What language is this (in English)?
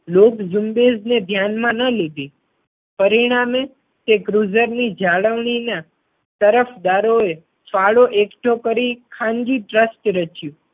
Gujarati